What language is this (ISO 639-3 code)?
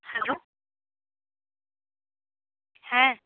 sat